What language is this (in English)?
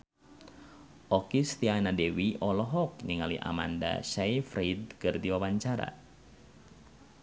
Sundanese